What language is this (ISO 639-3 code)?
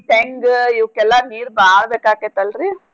kan